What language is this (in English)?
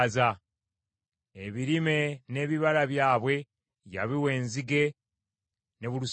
Ganda